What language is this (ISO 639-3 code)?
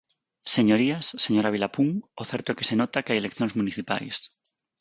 glg